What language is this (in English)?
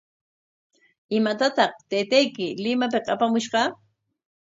Corongo Ancash Quechua